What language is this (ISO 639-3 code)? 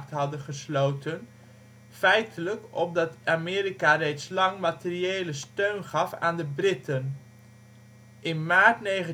nld